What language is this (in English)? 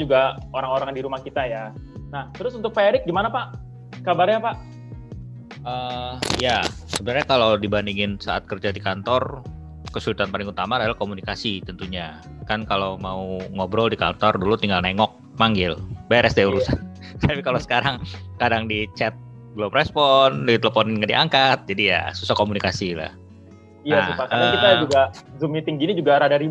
Indonesian